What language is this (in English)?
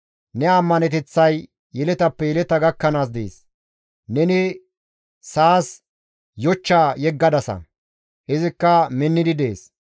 Gamo